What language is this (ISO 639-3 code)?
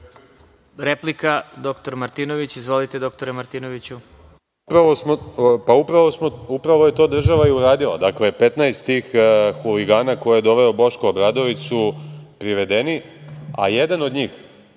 srp